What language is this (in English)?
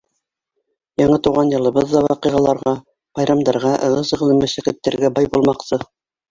Bashkir